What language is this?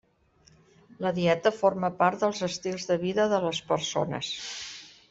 Catalan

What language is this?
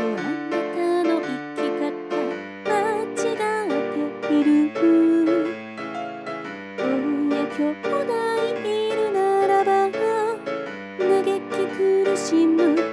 Japanese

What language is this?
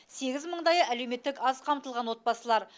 Kazakh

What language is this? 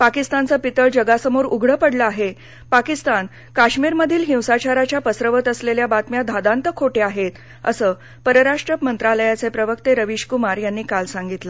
Marathi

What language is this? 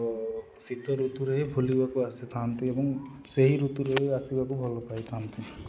Odia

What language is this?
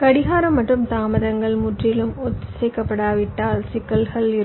Tamil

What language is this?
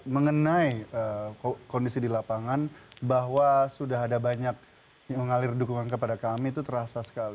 Indonesian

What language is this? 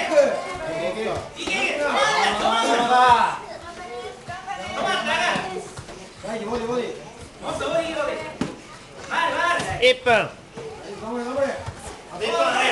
Japanese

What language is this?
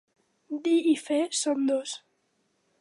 Catalan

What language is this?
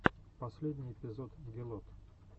Russian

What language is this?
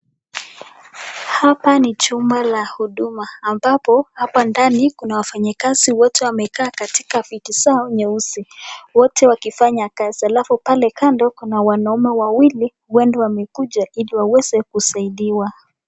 Swahili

